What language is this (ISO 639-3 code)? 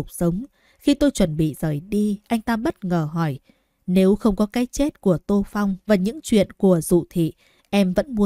vie